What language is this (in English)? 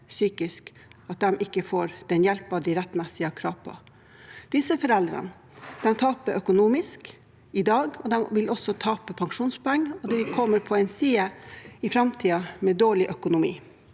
Norwegian